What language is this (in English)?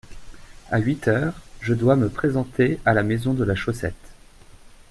French